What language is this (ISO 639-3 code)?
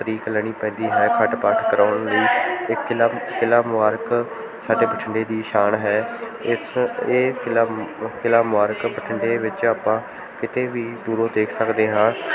pan